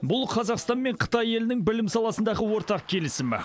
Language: Kazakh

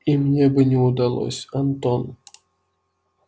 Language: Russian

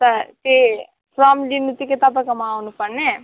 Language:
Nepali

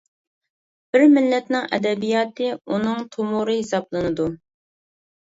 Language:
Uyghur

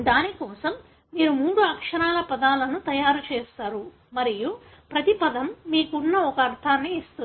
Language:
Telugu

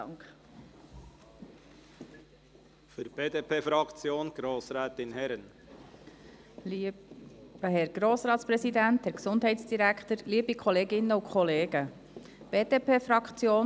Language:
Swiss German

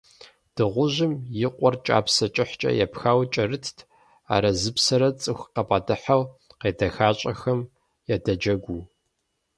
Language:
Kabardian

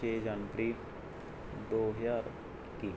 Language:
Punjabi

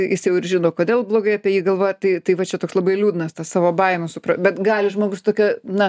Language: Lithuanian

